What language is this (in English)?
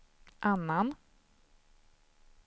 Swedish